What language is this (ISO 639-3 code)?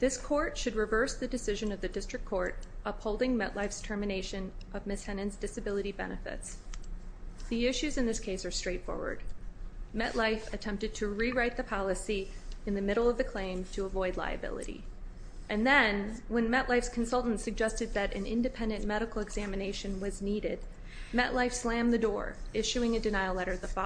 eng